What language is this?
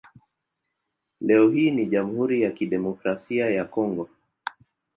Swahili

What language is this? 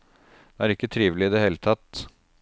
Norwegian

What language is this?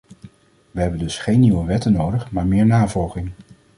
Dutch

